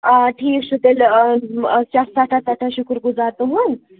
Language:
Kashmiri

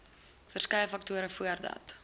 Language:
Afrikaans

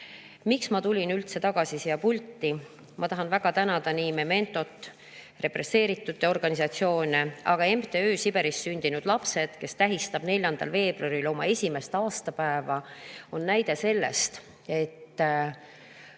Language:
Estonian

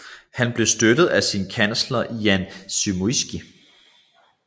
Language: Danish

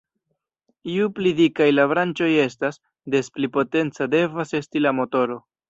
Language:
Esperanto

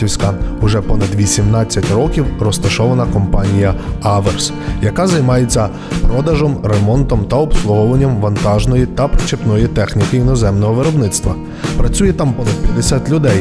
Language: Ukrainian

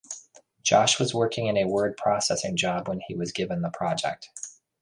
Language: English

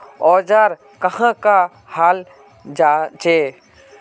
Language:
Magahi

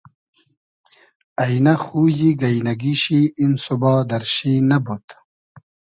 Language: Hazaragi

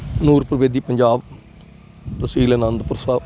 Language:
Punjabi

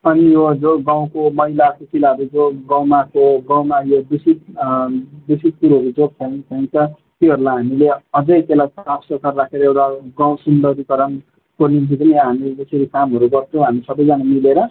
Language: Nepali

